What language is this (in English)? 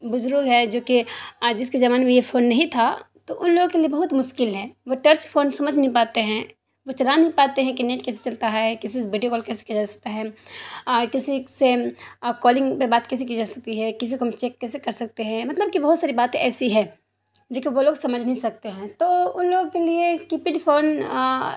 Urdu